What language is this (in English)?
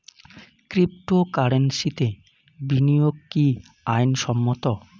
Bangla